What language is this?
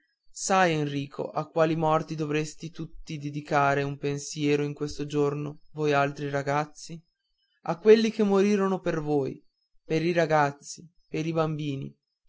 Italian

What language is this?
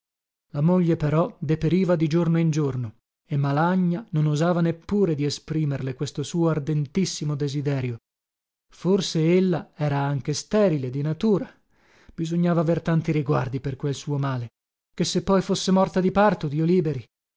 Italian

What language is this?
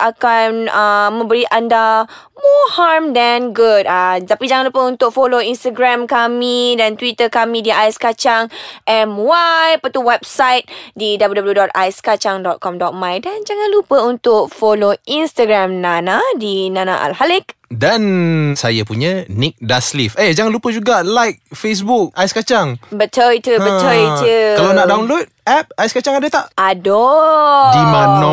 Malay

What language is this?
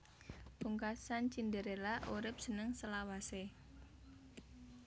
Javanese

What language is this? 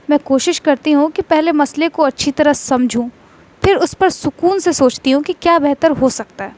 Urdu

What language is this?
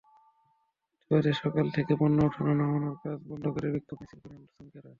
Bangla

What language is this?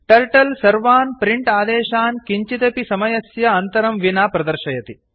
Sanskrit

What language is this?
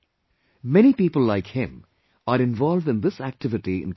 English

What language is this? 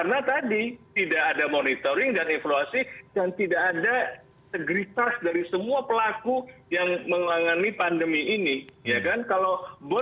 Indonesian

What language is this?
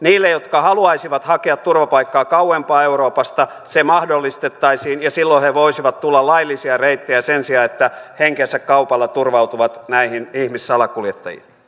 Finnish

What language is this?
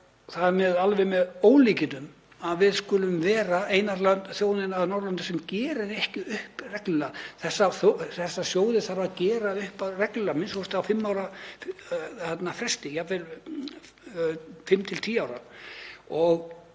Icelandic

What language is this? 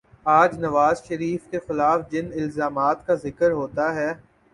Urdu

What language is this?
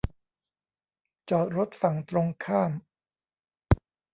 Thai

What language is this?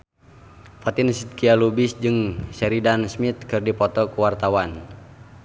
Sundanese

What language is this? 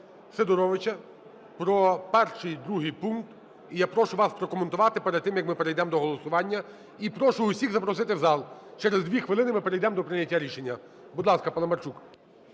Ukrainian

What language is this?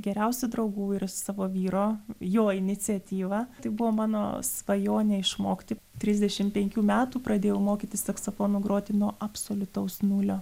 Lithuanian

